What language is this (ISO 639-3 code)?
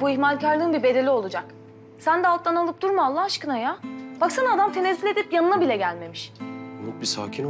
tur